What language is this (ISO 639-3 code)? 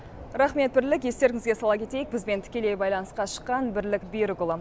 kaz